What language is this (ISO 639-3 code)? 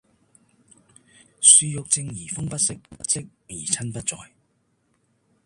yue